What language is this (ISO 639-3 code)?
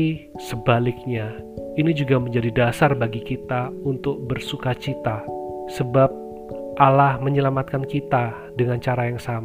ind